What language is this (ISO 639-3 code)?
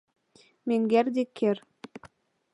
chm